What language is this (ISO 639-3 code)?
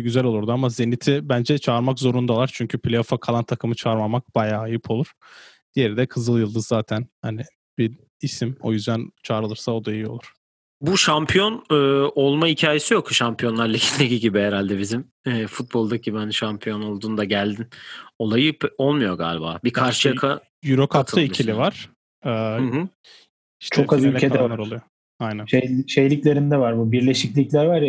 tur